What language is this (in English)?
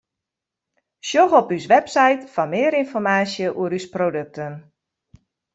Western Frisian